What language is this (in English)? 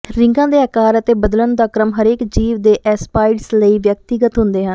Punjabi